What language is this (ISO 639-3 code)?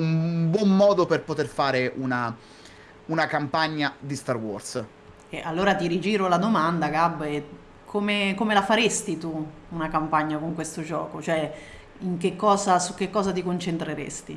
ita